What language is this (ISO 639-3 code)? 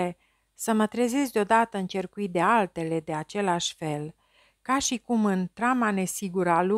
ron